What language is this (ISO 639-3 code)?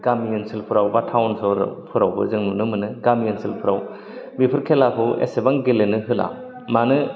brx